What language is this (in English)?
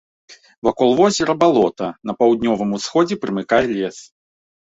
Belarusian